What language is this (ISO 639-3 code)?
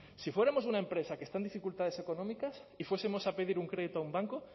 spa